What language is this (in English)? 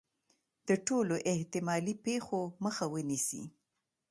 Pashto